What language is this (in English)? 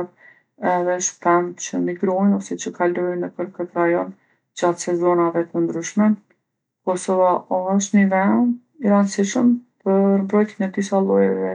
Gheg Albanian